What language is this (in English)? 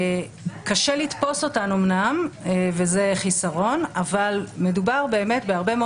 Hebrew